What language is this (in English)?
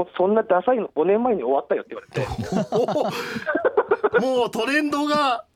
Japanese